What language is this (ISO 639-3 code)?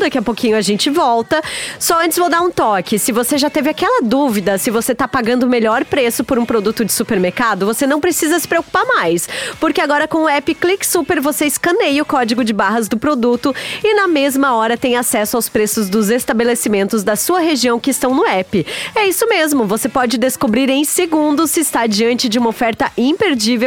por